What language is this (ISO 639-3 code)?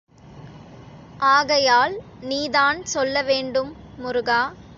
tam